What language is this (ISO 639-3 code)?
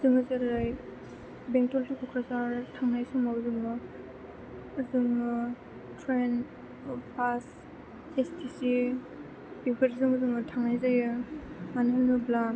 brx